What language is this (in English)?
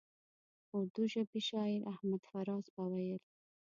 Pashto